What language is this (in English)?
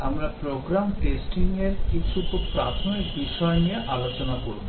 Bangla